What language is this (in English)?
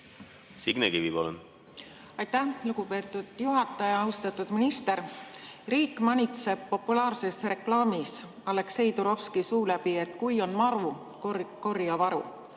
Estonian